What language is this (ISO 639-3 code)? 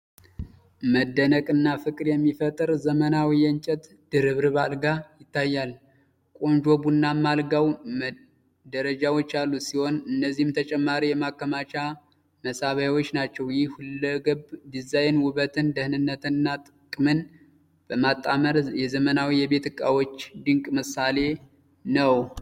amh